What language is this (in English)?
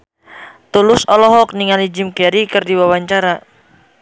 Sundanese